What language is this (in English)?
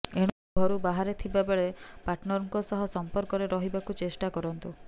Odia